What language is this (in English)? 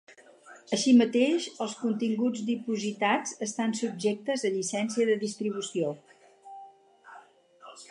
Catalan